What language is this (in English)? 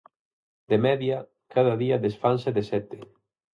Galician